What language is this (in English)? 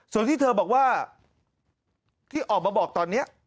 Thai